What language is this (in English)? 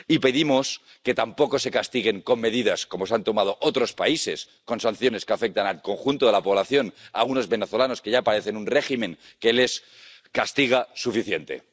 Spanish